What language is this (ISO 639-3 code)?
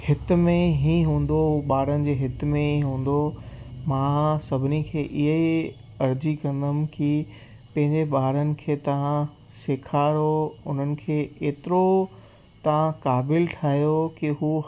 snd